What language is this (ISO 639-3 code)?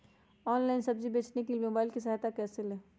mag